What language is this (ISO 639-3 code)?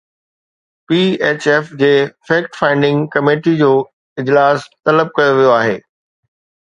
snd